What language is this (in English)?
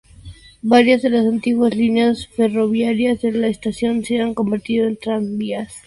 Spanish